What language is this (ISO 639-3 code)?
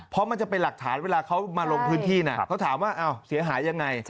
tha